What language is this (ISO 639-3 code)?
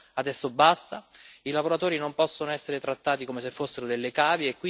ita